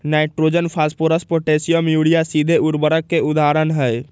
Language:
Magahi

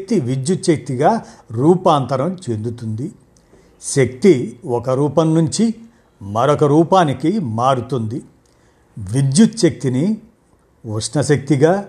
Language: Telugu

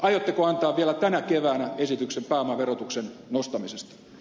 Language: Finnish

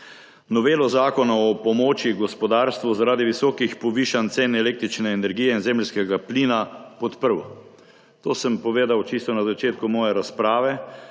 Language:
Slovenian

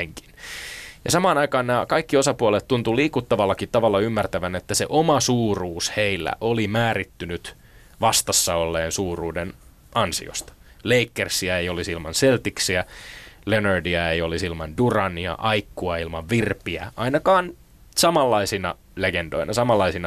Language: Finnish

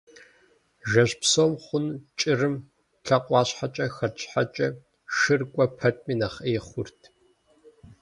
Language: Kabardian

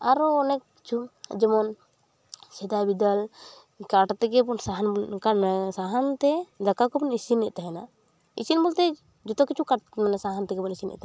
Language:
Santali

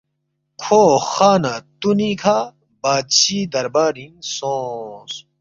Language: Balti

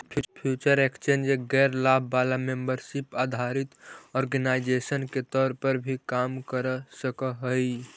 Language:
Magahi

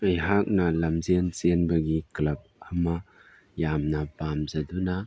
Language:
Manipuri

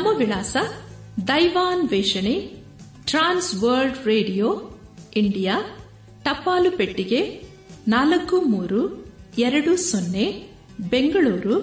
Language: Kannada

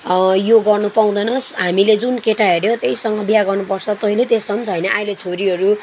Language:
Nepali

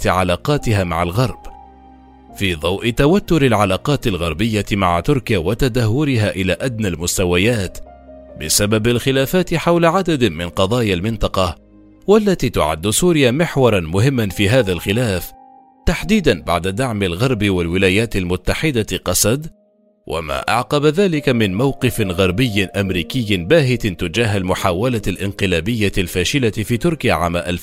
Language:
Arabic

